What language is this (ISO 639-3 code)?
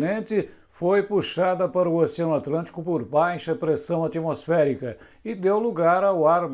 por